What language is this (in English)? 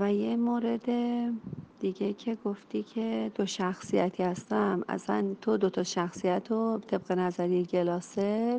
Persian